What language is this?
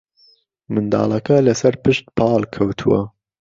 Central Kurdish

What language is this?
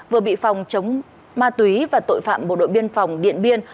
Vietnamese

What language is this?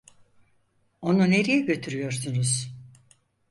Turkish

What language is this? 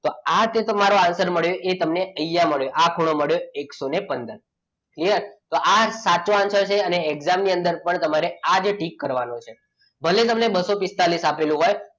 Gujarati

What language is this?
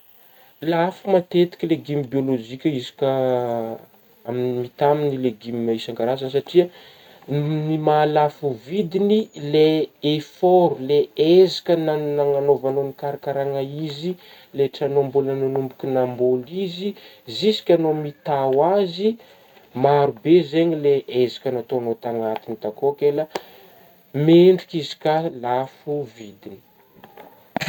Northern Betsimisaraka Malagasy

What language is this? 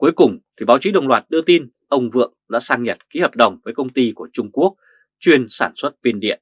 Vietnamese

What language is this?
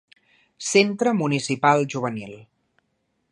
Catalan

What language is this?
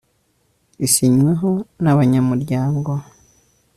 Kinyarwanda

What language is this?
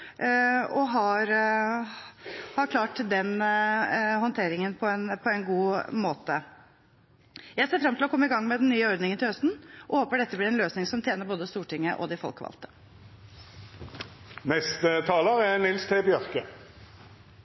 Norwegian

